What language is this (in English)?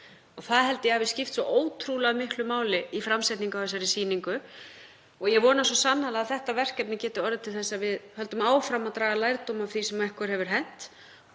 Icelandic